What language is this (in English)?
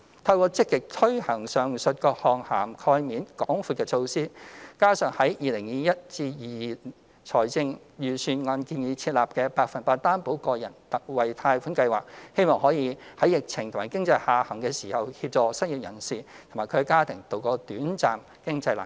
Cantonese